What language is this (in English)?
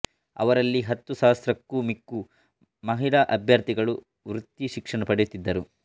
Kannada